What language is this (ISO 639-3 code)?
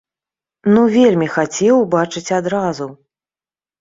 bel